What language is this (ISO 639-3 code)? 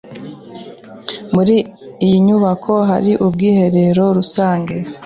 kin